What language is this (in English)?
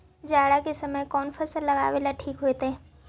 Magahi